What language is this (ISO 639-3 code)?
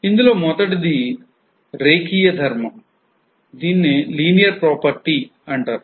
tel